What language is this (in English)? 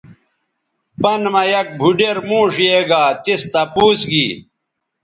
Bateri